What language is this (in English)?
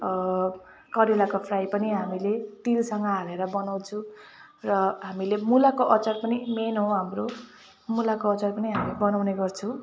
Nepali